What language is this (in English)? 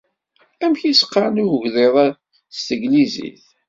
Kabyle